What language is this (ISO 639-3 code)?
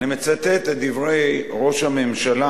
heb